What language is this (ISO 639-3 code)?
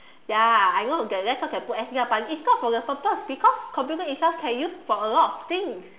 eng